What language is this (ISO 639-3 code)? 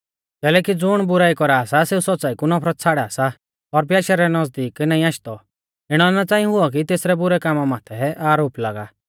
bfz